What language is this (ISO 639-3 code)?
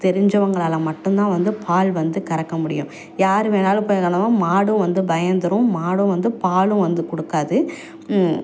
tam